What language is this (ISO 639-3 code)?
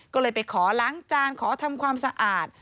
tha